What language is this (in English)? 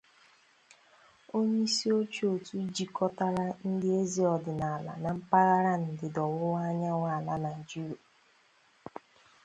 Igbo